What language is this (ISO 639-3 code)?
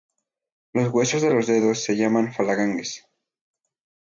spa